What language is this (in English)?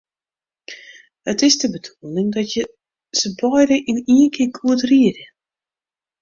Western Frisian